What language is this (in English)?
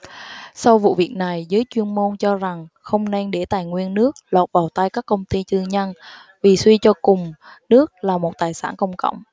Vietnamese